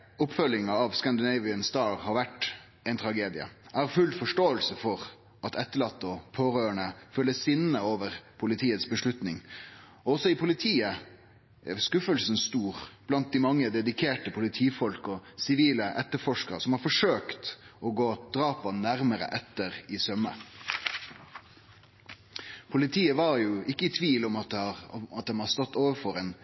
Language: Norwegian Nynorsk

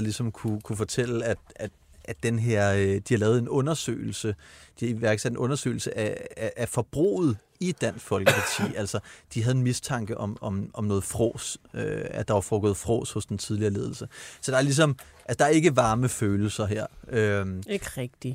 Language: Danish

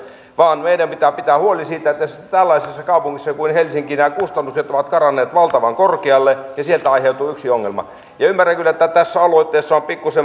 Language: Finnish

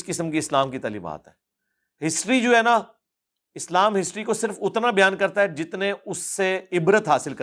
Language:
Urdu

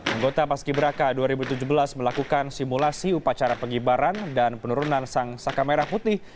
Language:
Indonesian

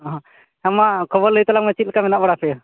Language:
Santali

